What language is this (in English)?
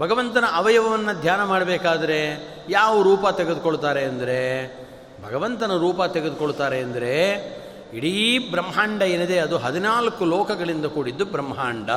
Kannada